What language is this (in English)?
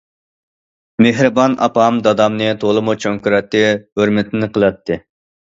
Uyghur